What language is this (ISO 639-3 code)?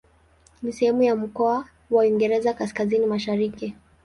swa